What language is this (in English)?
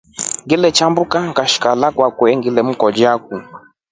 Rombo